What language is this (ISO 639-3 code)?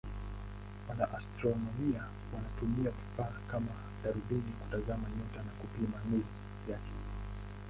swa